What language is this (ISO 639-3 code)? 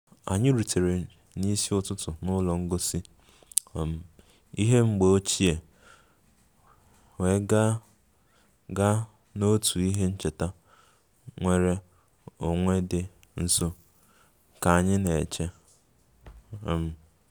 ibo